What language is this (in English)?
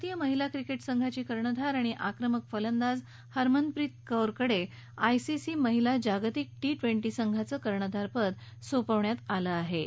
Marathi